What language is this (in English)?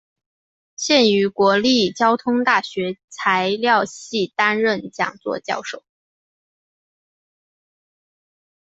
Chinese